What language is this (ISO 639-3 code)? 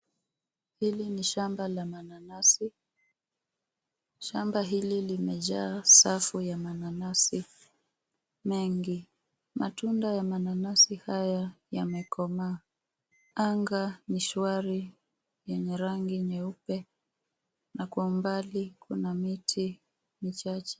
swa